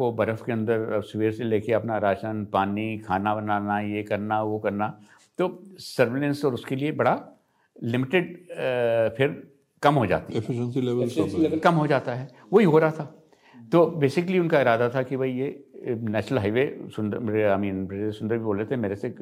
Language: Hindi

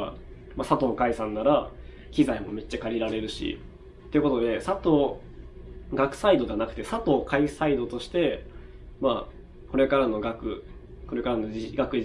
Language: Japanese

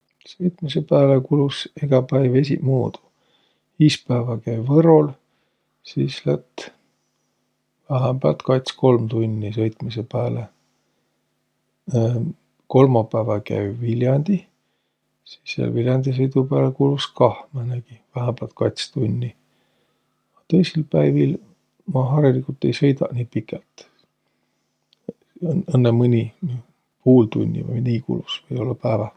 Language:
Võro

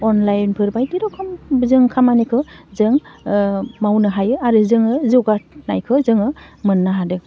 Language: Bodo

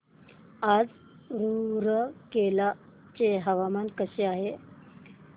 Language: Marathi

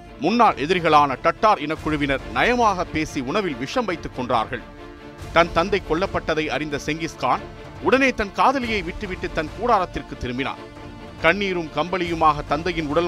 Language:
Tamil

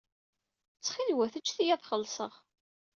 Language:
Kabyle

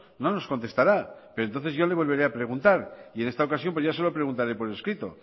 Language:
Spanish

